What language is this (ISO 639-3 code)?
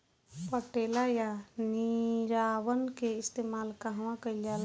bho